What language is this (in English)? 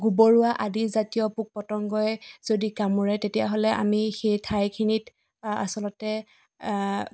Assamese